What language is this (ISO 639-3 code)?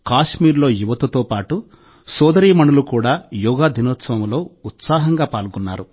tel